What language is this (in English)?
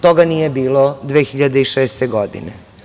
Serbian